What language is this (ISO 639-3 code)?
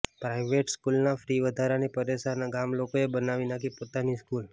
guj